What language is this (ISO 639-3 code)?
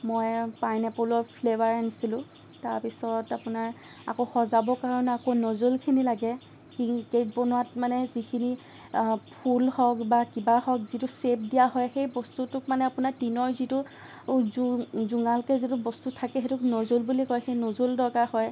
asm